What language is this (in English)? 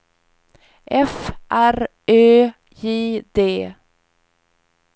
Swedish